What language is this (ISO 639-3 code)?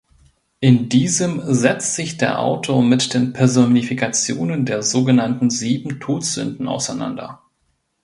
deu